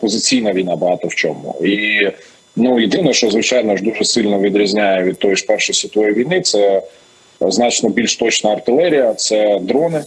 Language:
Ukrainian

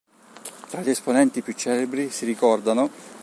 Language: Italian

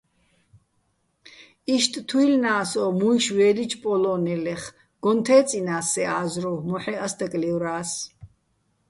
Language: Bats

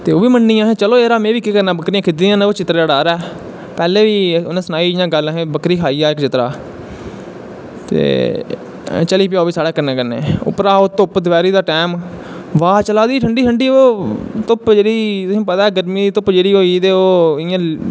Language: Dogri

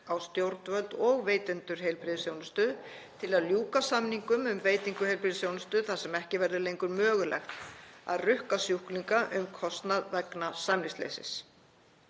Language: Icelandic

